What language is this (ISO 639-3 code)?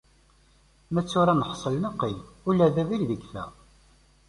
kab